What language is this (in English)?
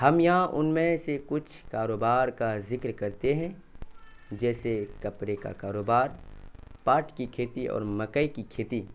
Urdu